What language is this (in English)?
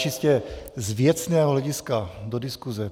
Czech